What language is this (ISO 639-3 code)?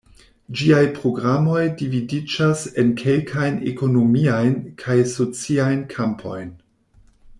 epo